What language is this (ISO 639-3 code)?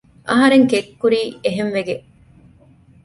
div